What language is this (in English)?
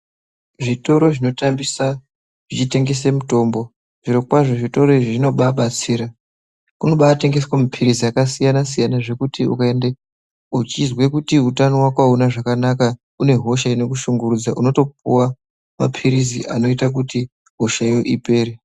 Ndau